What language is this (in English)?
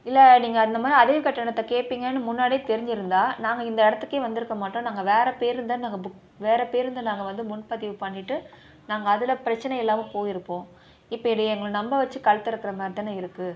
Tamil